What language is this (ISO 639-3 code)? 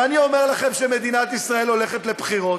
heb